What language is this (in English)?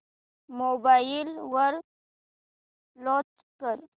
Marathi